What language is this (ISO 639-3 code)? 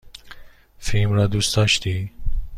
fas